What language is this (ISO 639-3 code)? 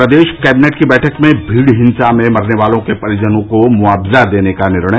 hin